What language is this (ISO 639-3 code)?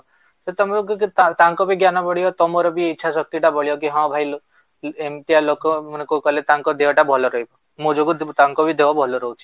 ori